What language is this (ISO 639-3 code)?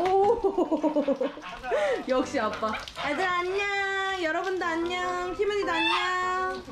kor